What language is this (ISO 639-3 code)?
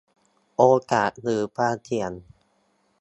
tha